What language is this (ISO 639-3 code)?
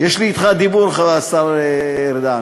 heb